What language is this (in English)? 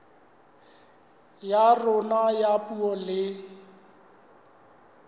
Southern Sotho